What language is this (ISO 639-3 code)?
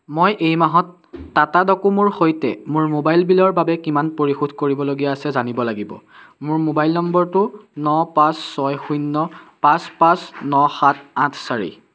asm